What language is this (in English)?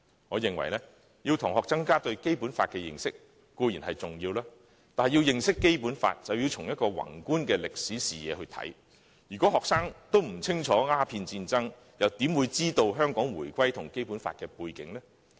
Cantonese